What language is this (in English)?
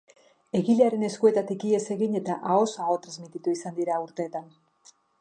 Basque